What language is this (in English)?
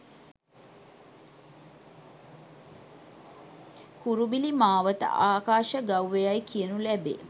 Sinhala